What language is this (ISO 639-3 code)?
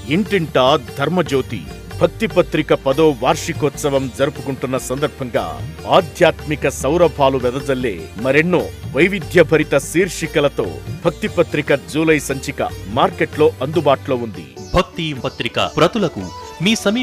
tel